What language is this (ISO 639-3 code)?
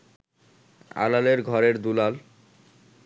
ben